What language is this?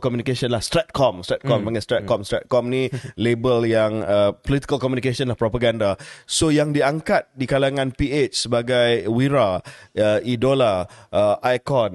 Malay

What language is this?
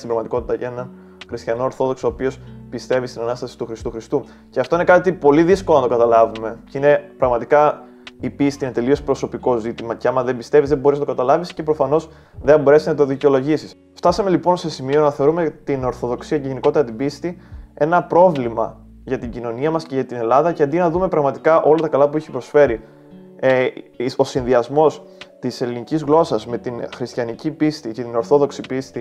Greek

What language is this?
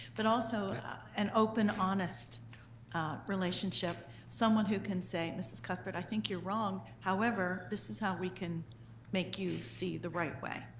English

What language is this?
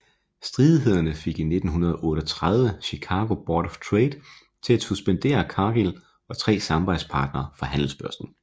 Danish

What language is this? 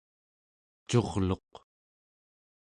Central Yupik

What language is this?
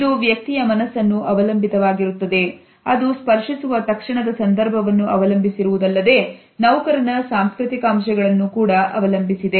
Kannada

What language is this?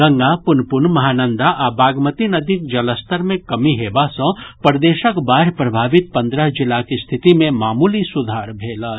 Maithili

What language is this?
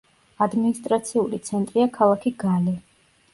Georgian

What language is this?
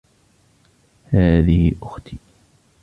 Arabic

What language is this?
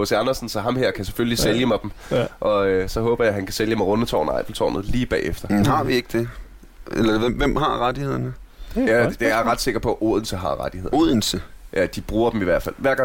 Danish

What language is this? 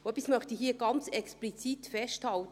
Swiss German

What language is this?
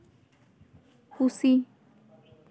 Santali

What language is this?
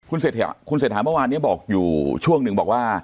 Thai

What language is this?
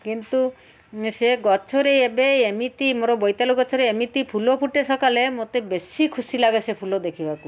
Odia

